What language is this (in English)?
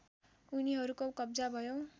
Nepali